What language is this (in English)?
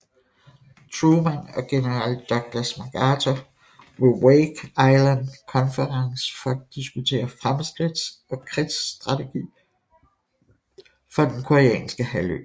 Danish